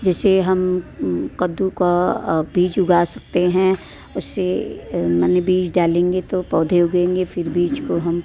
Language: Hindi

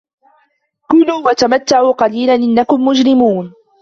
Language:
Arabic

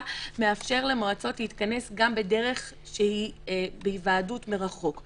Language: Hebrew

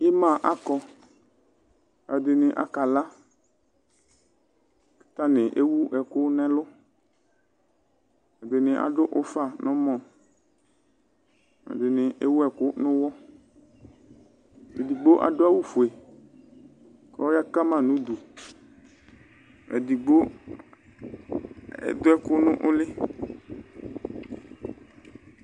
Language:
Ikposo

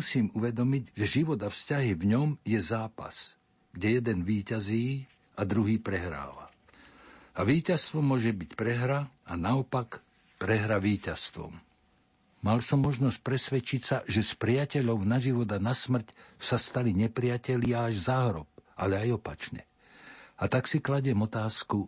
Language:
Slovak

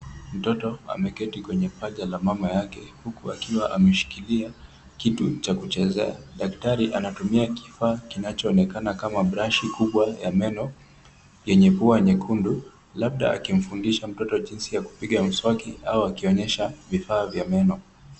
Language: Swahili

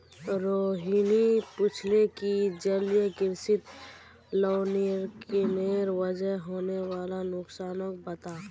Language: Magahi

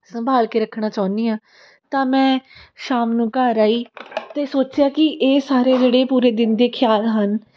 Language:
Punjabi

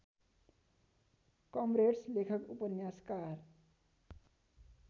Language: Nepali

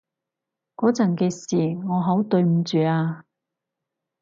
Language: Cantonese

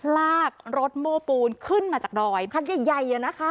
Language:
Thai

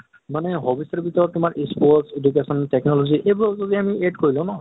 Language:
Assamese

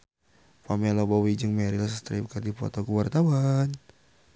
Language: Sundanese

